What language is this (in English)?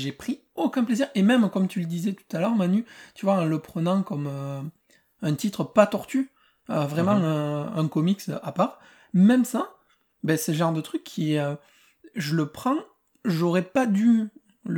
French